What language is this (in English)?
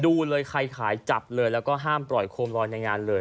Thai